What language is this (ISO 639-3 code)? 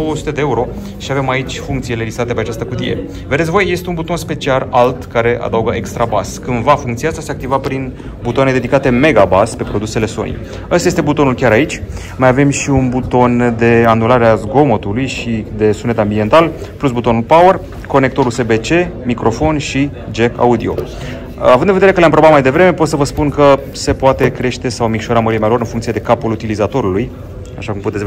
ron